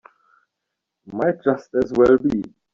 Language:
English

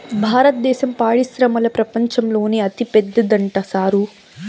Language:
Telugu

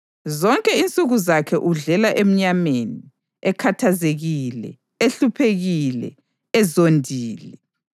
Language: North Ndebele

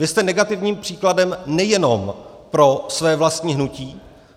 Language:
Czech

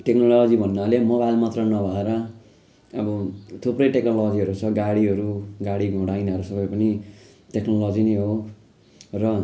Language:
Nepali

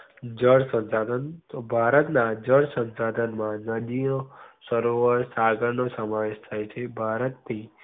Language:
Gujarati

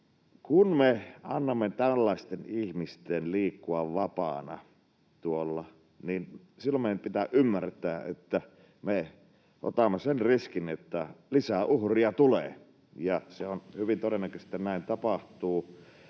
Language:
Finnish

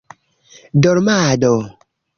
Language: Esperanto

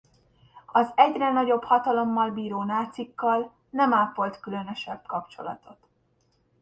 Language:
Hungarian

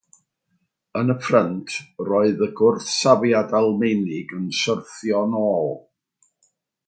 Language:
Welsh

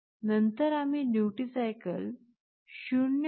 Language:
Marathi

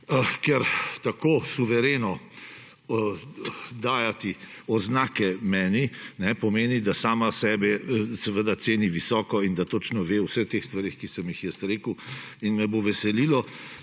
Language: Slovenian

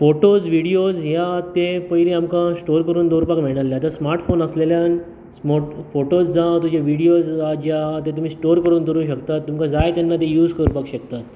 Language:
Konkani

